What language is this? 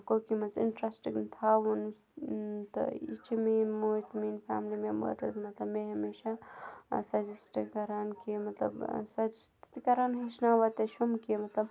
Kashmiri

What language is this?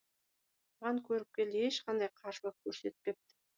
Kazakh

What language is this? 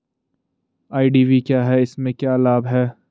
Hindi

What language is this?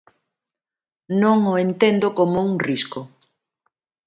Galician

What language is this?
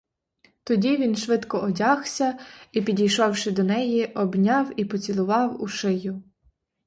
Ukrainian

